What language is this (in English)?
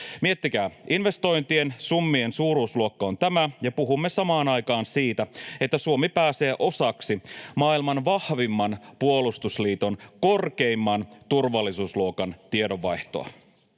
Finnish